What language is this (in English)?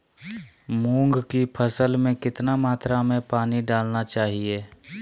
Magahi